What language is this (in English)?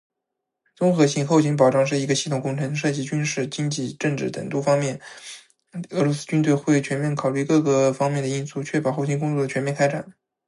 Chinese